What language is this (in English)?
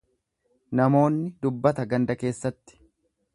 Oromo